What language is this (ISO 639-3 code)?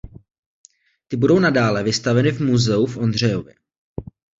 ces